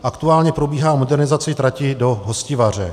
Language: Czech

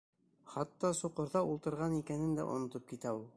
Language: Bashkir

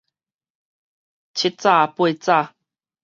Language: Min Nan Chinese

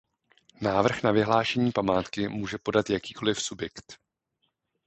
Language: Czech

